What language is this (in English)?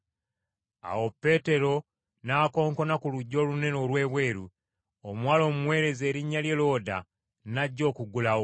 Ganda